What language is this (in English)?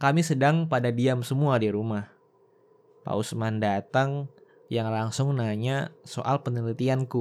Indonesian